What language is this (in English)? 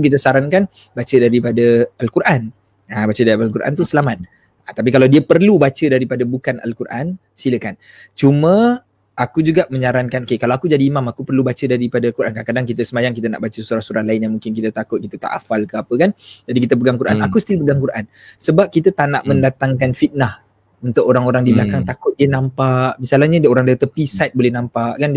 Malay